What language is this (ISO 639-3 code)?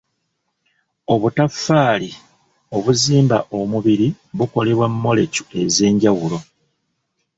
lug